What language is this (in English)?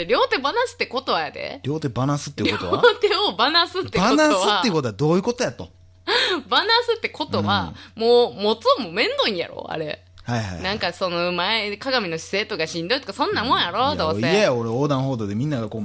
Japanese